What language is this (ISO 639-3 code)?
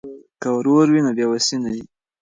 pus